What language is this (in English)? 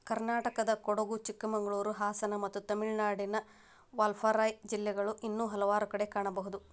Kannada